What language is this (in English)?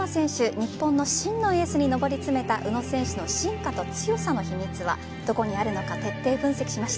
Japanese